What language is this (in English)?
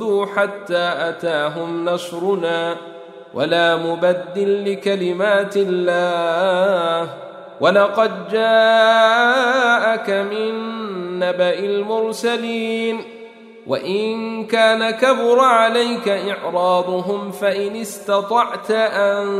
Arabic